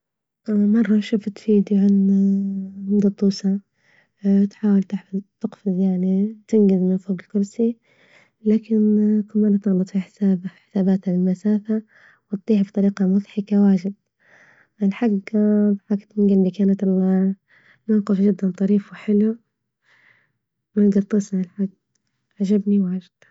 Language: Libyan Arabic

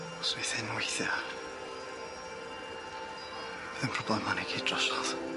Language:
Welsh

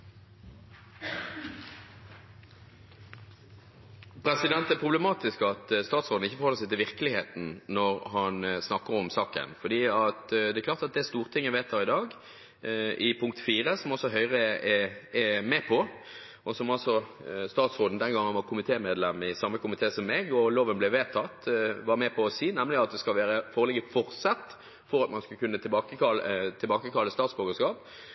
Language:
Norwegian Bokmål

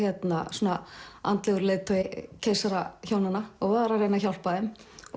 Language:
Icelandic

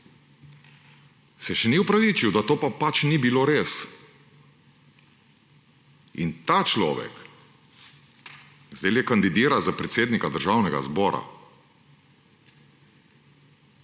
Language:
Slovenian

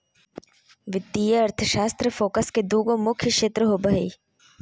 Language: Magahi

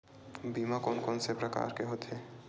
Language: Chhattisgarhi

